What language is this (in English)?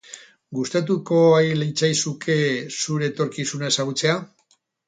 Basque